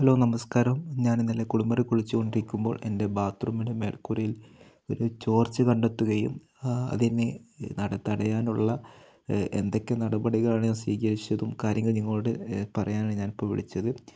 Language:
Malayalam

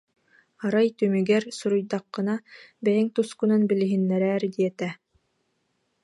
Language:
Yakut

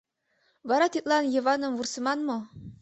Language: Mari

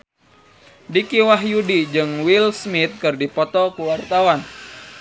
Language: Sundanese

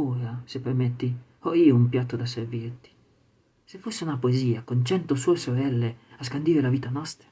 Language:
Italian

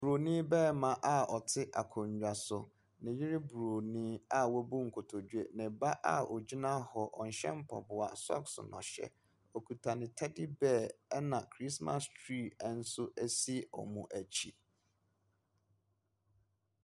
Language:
Akan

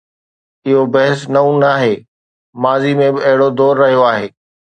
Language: Sindhi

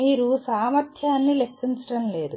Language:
Telugu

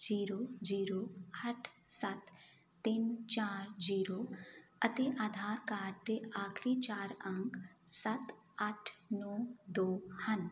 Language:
Punjabi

